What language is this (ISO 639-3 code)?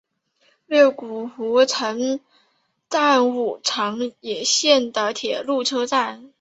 zho